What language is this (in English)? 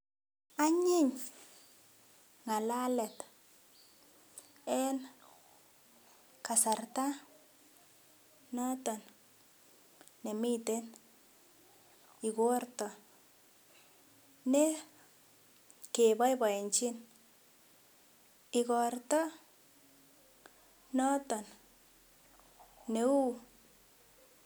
Kalenjin